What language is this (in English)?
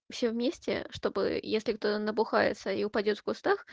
Russian